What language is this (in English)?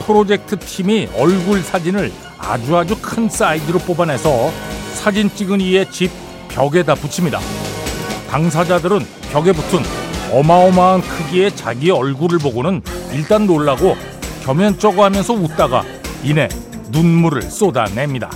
Korean